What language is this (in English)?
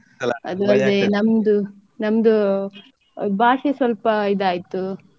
Kannada